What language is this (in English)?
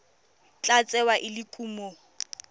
Tswana